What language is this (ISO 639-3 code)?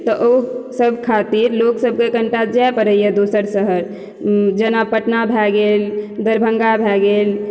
mai